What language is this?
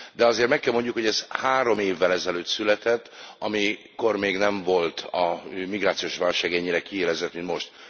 Hungarian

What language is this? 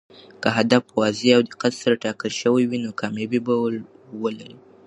Pashto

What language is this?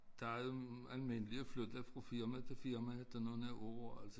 Danish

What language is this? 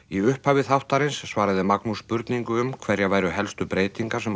Icelandic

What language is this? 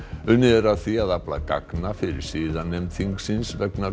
Icelandic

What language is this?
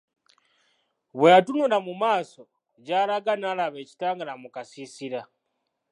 Ganda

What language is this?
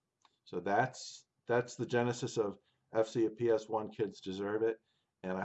English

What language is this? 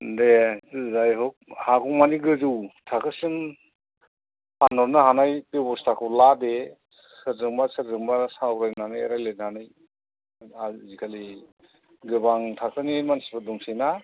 Bodo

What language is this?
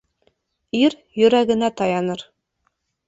Bashkir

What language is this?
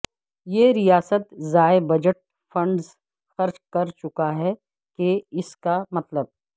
Urdu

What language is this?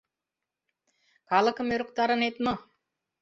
Mari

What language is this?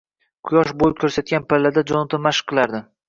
Uzbek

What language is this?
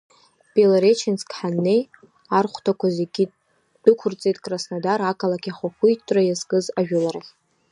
Abkhazian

